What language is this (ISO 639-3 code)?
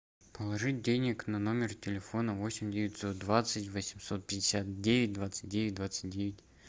rus